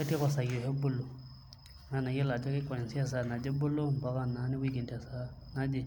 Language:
Masai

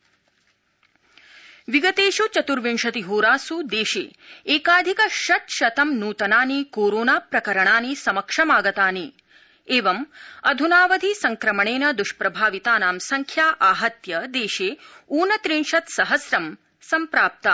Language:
Sanskrit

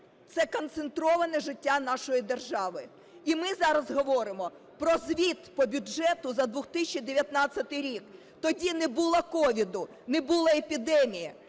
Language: Ukrainian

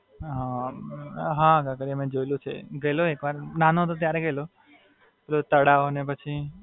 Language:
Gujarati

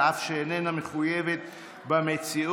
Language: Hebrew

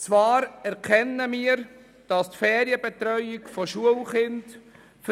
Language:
Swiss German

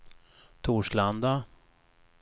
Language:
Swedish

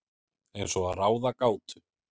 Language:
Icelandic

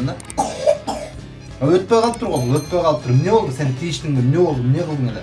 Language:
Turkish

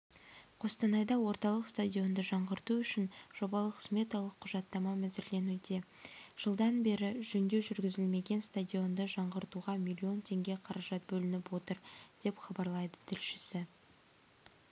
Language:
Kazakh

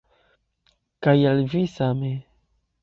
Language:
Esperanto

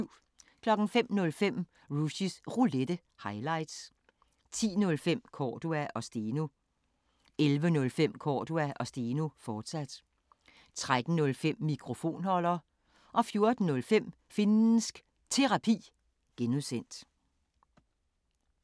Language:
Danish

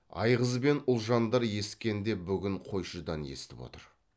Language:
Kazakh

